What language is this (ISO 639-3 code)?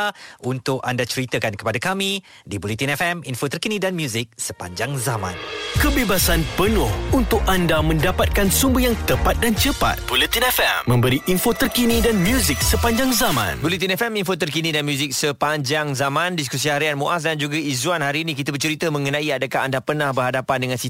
msa